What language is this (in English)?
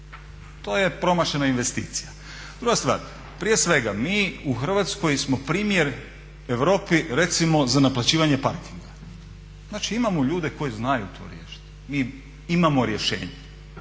Croatian